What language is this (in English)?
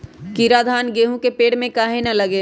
Magahi